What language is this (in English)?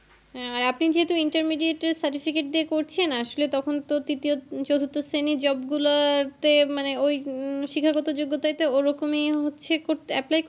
Bangla